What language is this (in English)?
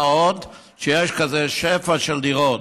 Hebrew